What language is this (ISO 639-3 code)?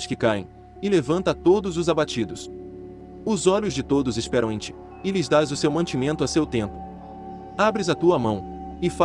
por